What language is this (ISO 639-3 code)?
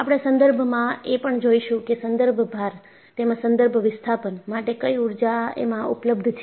guj